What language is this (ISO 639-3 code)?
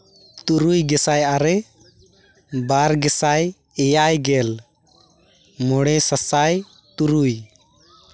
sat